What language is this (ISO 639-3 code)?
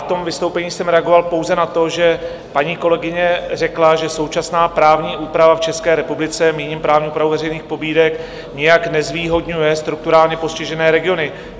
ces